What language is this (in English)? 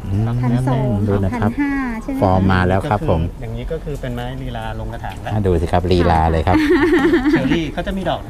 Thai